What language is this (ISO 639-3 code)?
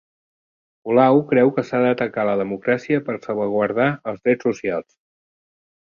cat